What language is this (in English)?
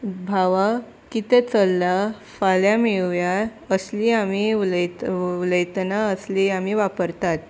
Konkani